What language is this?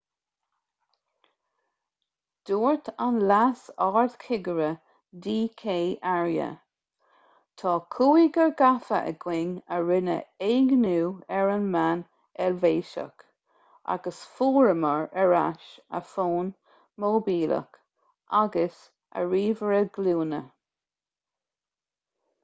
Irish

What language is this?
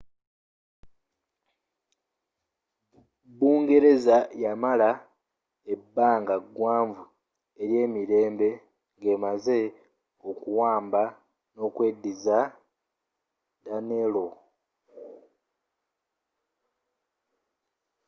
Ganda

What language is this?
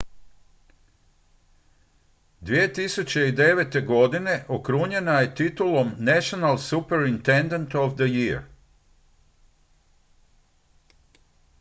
Croatian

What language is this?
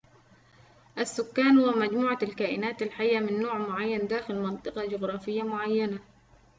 Arabic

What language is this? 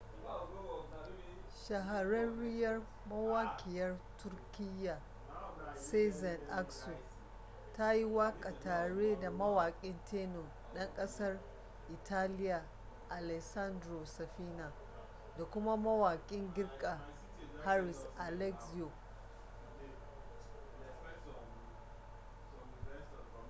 Hausa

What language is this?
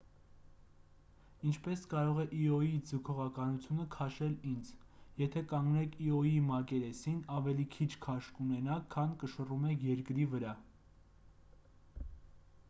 Armenian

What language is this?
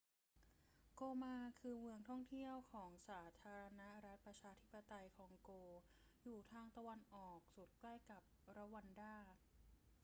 Thai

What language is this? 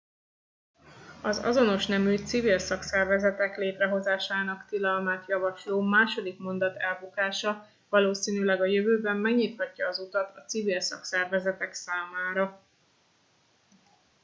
Hungarian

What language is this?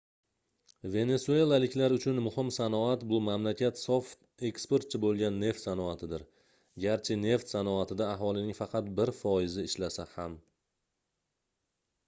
Uzbek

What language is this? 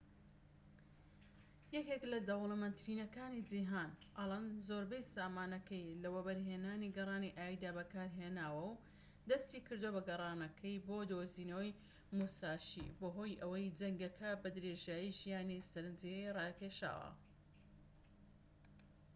Central Kurdish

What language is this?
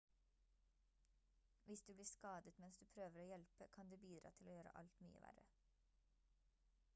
Norwegian Bokmål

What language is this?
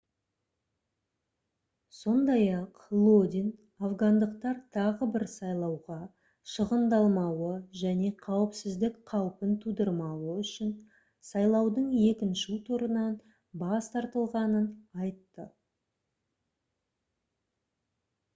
Kazakh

